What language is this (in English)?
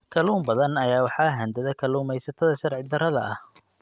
Somali